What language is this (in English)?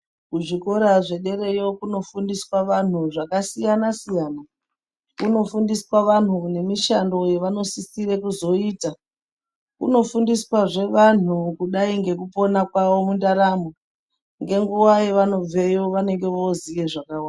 Ndau